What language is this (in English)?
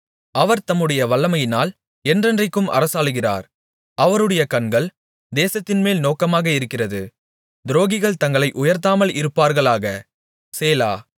Tamil